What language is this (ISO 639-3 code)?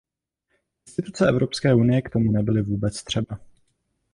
ces